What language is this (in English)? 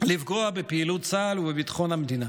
Hebrew